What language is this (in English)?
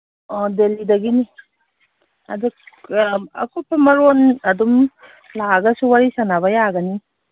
Manipuri